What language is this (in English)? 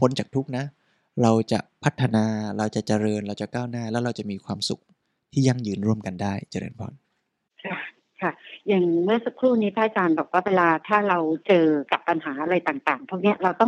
Thai